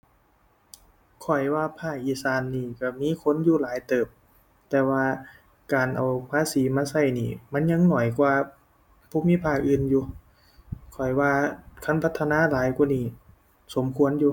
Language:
Thai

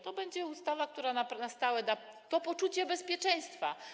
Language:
Polish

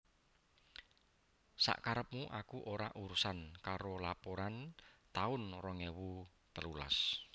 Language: Javanese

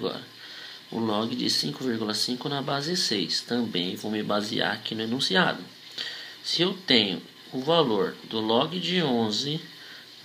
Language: Portuguese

